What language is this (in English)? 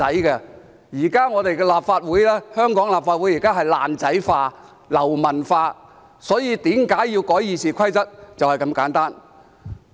Cantonese